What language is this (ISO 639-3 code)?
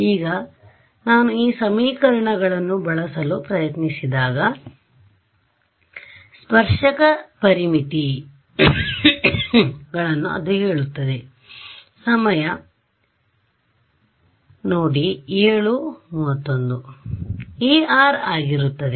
kan